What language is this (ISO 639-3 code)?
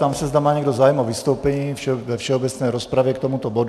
ces